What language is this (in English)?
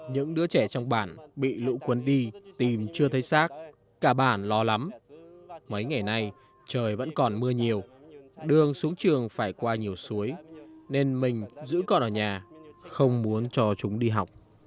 Vietnamese